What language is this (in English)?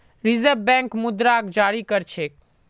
Magahi